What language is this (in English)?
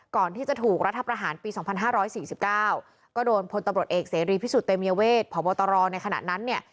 Thai